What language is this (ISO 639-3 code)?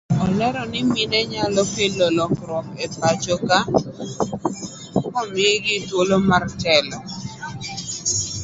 luo